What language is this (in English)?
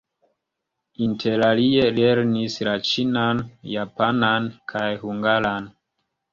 Esperanto